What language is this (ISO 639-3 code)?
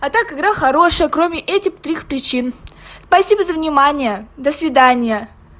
rus